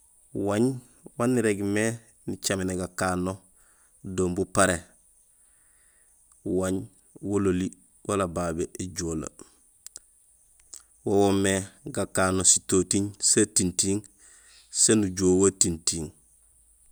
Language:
Gusilay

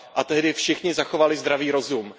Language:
Czech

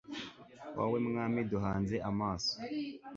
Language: Kinyarwanda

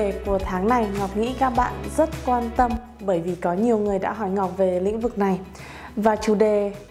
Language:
Vietnamese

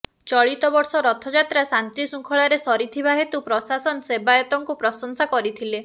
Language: Odia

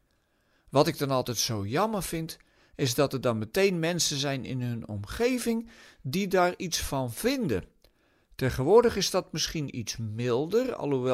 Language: Dutch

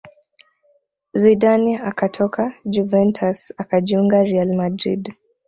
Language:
Swahili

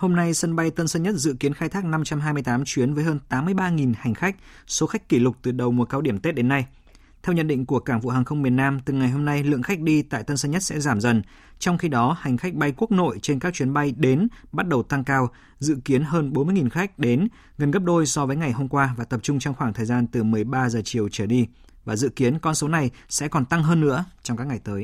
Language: Vietnamese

